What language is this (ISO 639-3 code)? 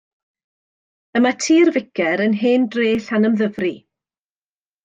cym